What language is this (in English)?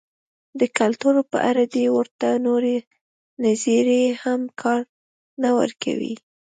Pashto